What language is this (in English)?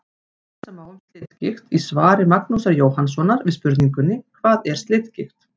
Icelandic